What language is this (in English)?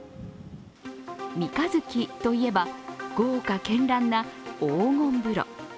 Japanese